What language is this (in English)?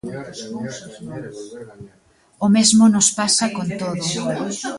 Galician